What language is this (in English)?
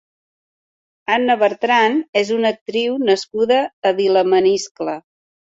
Catalan